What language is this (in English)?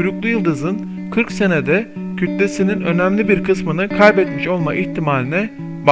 Turkish